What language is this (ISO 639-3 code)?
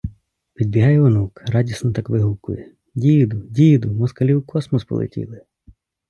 ukr